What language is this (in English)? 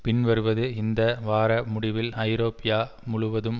Tamil